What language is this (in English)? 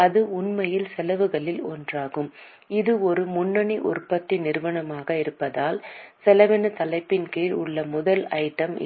Tamil